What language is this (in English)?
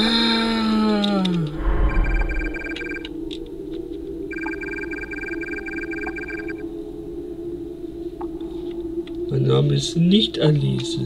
German